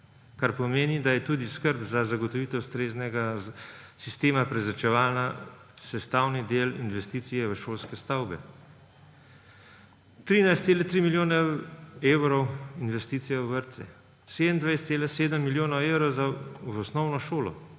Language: Slovenian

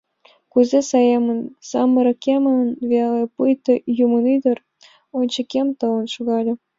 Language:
Mari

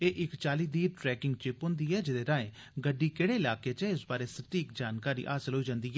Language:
Dogri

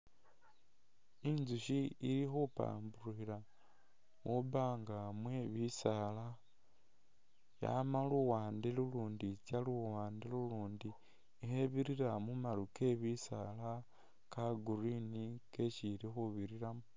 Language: Masaaba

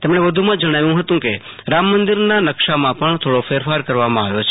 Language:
Gujarati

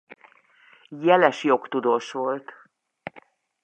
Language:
Hungarian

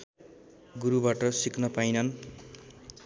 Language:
Nepali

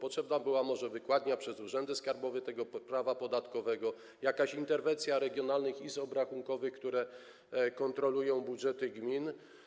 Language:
Polish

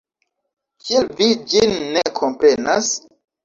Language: Esperanto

